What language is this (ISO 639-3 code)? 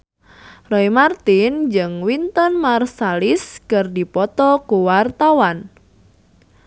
sun